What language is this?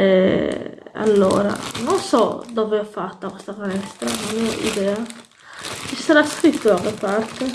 Italian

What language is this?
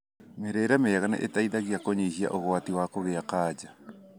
Kikuyu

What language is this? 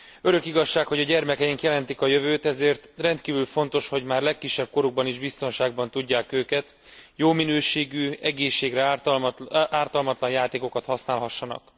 Hungarian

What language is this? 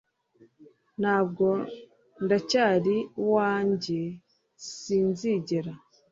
Kinyarwanda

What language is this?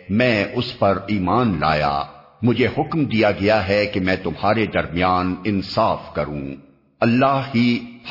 Urdu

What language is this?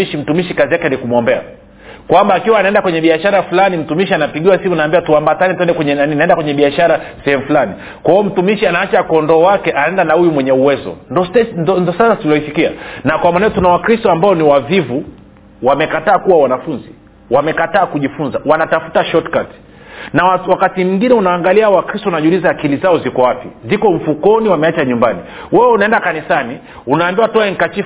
Swahili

